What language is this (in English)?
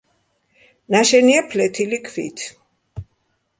Georgian